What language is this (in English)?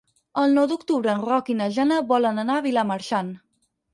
Catalan